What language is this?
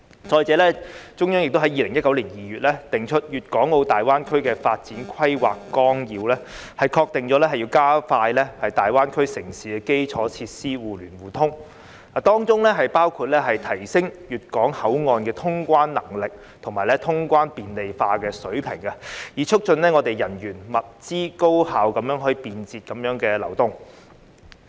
Cantonese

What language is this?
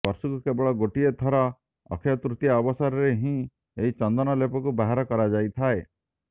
Odia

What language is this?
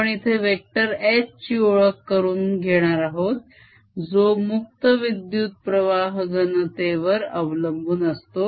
Marathi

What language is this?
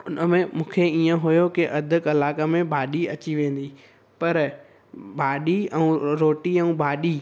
Sindhi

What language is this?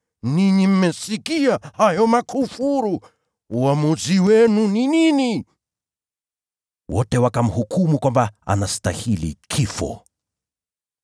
Swahili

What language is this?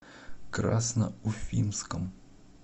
Russian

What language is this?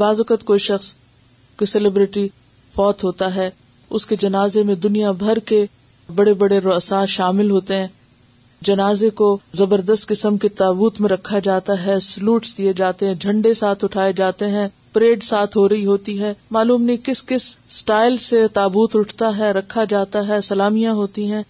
Urdu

